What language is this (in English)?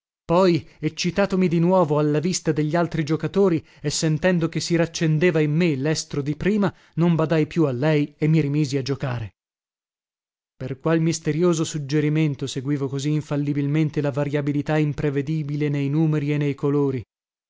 Italian